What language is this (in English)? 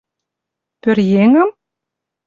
Mari